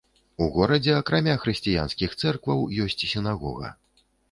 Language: Belarusian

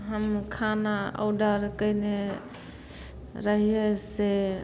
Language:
Maithili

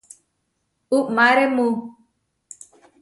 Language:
Huarijio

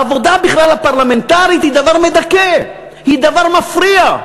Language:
Hebrew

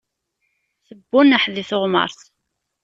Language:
Kabyle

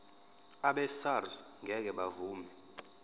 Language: Zulu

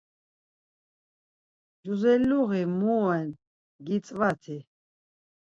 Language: Laz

